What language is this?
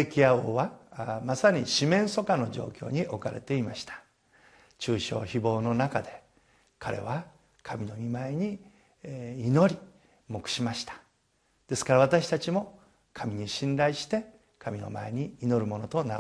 Japanese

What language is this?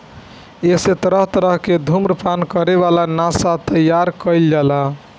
Bhojpuri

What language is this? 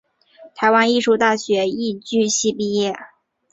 Chinese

